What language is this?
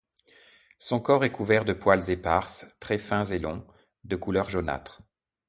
French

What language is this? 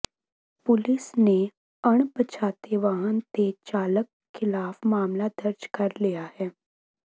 Punjabi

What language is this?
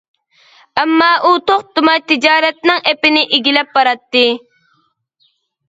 Uyghur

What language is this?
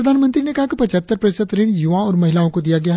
Hindi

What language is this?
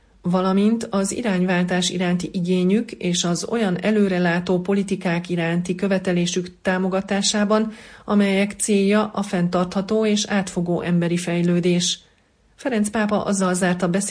Hungarian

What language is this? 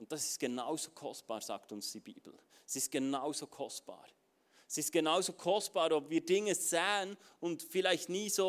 German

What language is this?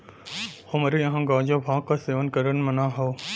Bhojpuri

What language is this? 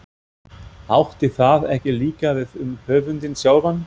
Icelandic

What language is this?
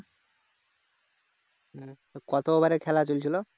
Bangla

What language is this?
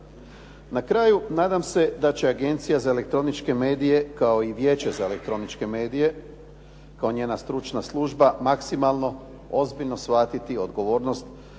Croatian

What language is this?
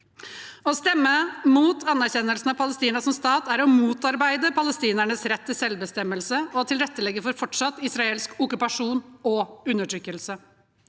Norwegian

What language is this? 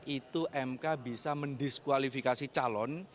Indonesian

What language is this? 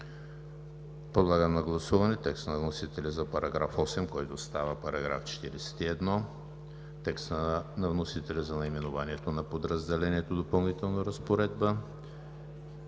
Bulgarian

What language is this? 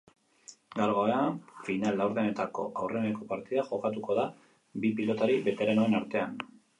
Basque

